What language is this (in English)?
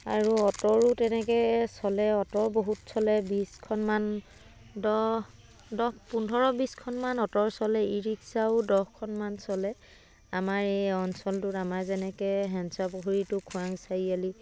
Assamese